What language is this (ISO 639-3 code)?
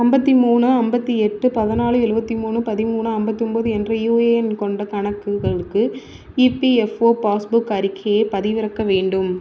tam